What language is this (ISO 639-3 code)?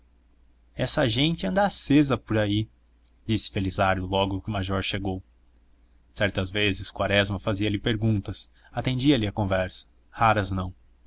por